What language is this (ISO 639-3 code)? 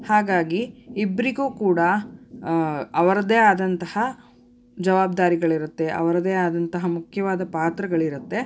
kan